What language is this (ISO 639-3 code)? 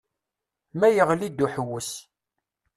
kab